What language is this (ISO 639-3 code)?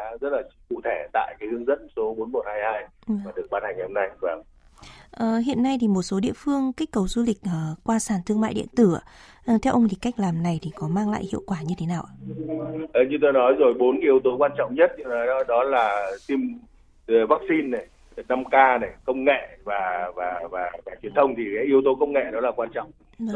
vie